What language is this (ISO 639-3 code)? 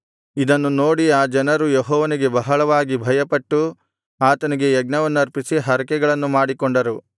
kan